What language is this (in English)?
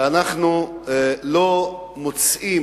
Hebrew